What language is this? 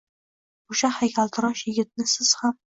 Uzbek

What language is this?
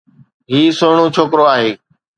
Sindhi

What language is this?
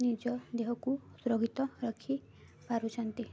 Odia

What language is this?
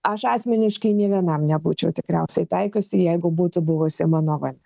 Lithuanian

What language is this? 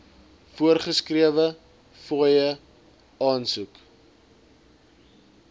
Afrikaans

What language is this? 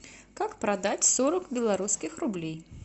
Russian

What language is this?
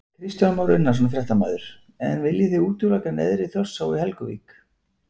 Icelandic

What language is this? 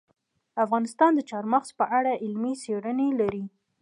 Pashto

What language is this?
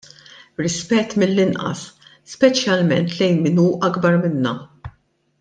Maltese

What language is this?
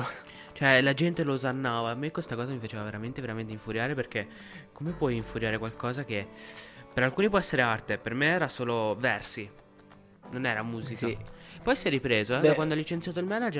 Italian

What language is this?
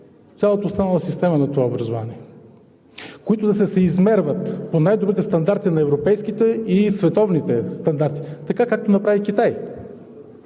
Bulgarian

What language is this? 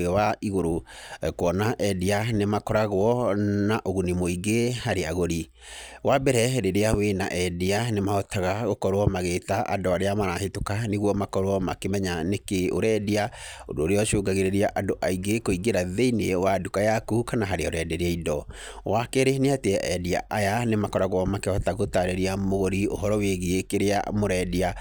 Kikuyu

